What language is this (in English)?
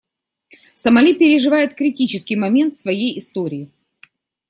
Russian